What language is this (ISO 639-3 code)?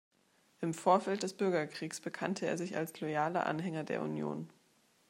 deu